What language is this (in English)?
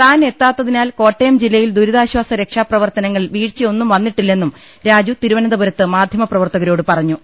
Malayalam